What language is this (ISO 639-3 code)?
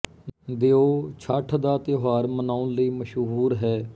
pan